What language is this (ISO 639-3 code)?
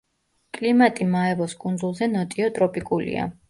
kat